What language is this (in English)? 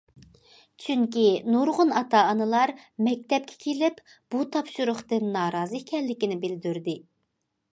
Uyghur